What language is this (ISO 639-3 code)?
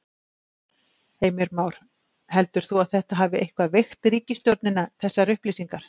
isl